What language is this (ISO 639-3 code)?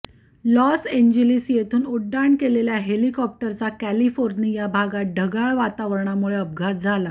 mar